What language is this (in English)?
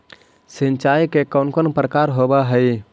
Magahi